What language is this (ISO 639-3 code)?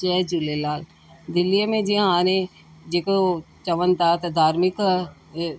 snd